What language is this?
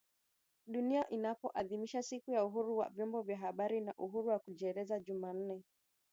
Swahili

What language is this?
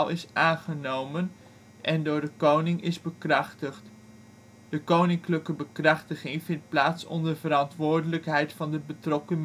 Dutch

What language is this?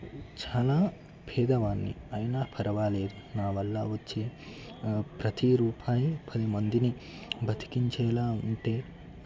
Telugu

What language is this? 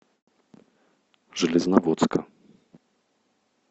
Russian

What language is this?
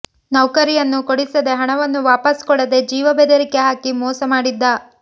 Kannada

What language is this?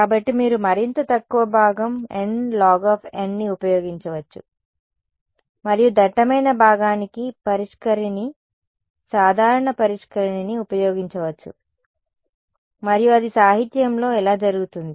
Telugu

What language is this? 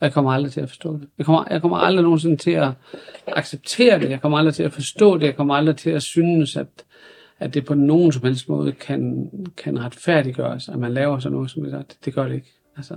Danish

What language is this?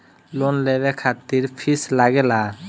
Bhojpuri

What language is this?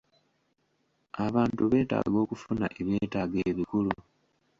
Ganda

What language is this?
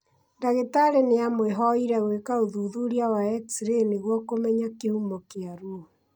Kikuyu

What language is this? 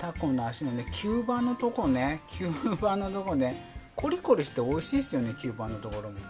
Japanese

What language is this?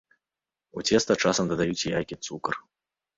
Belarusian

